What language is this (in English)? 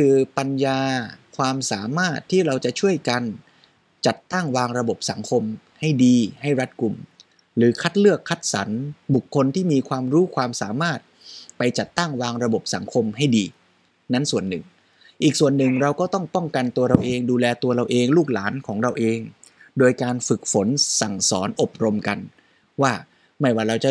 Thai